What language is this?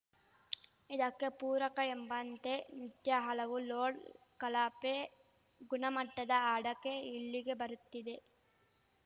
Kannada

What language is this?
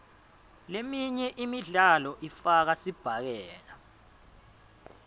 Swati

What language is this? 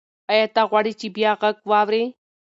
Pashto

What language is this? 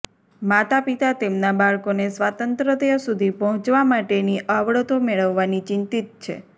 Gujarati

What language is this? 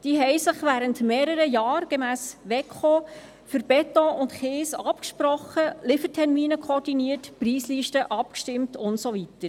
Swiss German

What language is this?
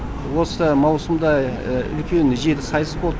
Kazakh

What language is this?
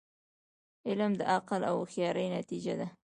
Pashto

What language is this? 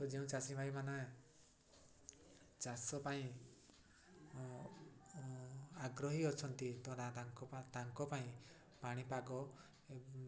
Odia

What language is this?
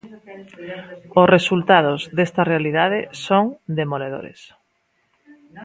Galician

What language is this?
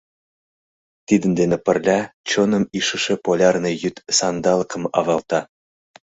Mari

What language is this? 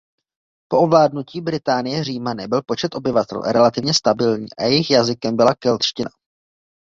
Czech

